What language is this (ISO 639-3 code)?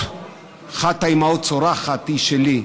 heb